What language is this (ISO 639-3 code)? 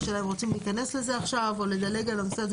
heb